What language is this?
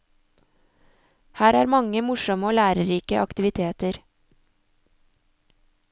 Norwegian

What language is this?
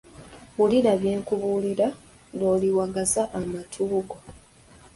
Ganda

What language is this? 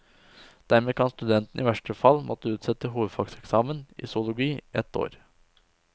Norwegian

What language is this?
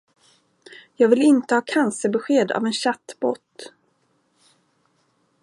Swedish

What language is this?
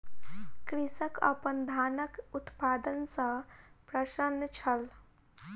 Maithili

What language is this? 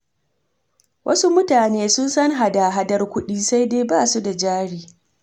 Hausa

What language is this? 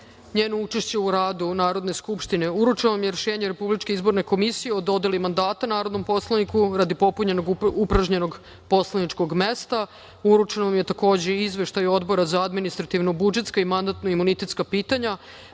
Serbian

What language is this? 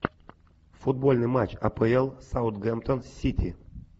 Russian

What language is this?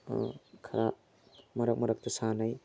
Manipuri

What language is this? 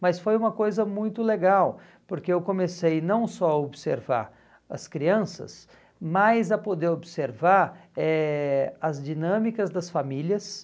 Portuguese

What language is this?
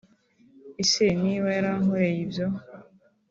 Kinyarwanda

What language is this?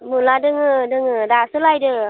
Bodo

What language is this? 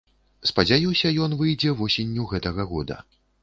Belarusian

